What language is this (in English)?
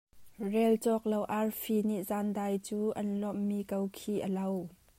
Hakha Chin